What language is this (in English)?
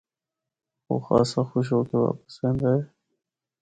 Northern Hindko